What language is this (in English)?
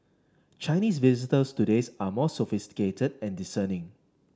English